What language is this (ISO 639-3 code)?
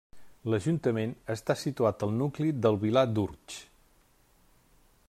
cat